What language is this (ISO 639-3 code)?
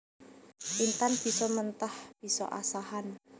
jav